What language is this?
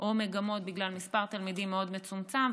Hebrew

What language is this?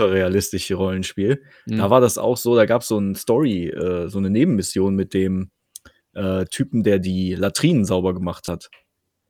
German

